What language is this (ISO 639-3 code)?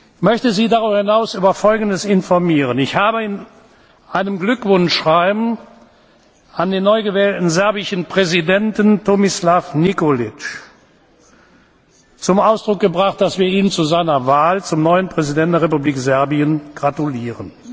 deu